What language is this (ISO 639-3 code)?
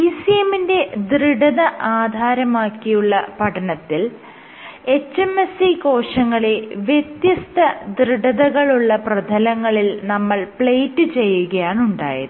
mal